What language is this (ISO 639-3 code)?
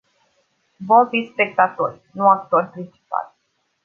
ron